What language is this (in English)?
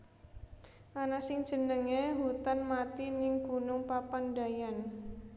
Javanese